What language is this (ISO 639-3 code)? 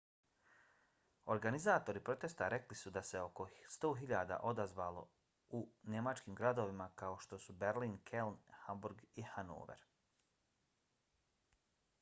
bos